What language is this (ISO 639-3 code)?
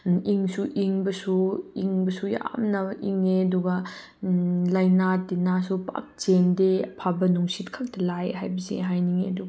mni